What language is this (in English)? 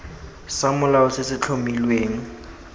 Tswana